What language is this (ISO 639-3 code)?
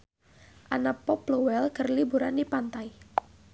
sun